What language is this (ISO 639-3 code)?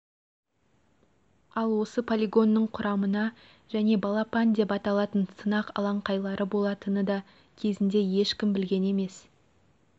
kaz